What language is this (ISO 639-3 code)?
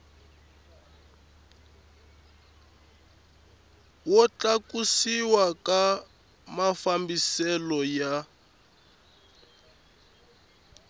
tso